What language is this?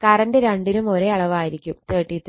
Malayalam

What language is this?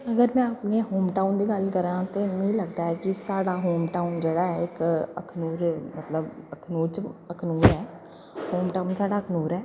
Dogri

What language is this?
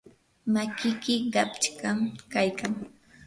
Yanahuanca Pasco Quechua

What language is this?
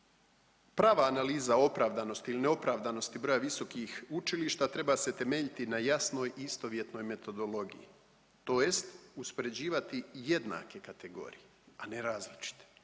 Croatian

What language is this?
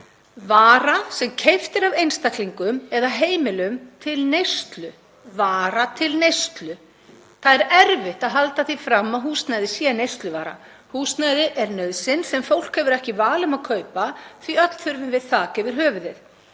Icelandic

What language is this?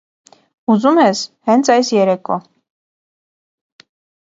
Armenian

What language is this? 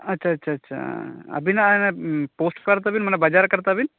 Santali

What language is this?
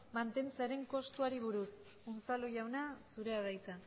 Basque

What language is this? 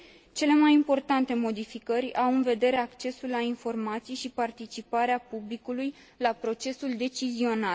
Romanian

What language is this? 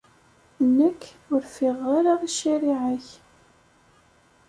Kabyle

